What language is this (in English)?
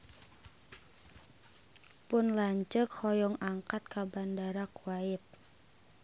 Sundanese